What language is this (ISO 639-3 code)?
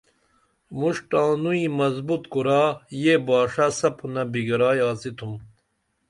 dml